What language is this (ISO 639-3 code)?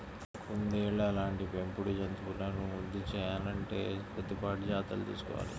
tel